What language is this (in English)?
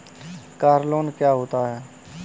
Hindi